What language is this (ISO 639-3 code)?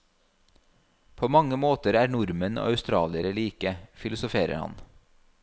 nor